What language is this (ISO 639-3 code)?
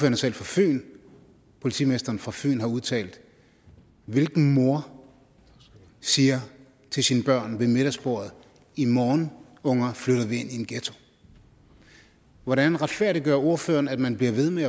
dan